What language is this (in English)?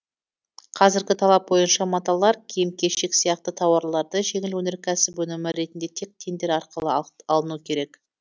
Kazakh